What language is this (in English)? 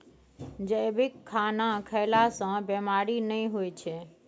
Maithili